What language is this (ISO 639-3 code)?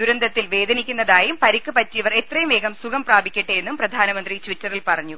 mal